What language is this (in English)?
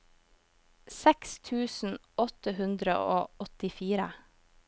Norwegian